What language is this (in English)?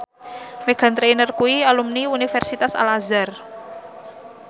Javanese